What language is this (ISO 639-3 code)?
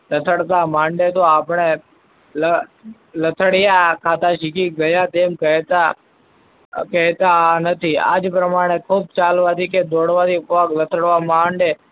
guj